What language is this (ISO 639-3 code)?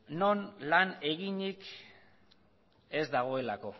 eus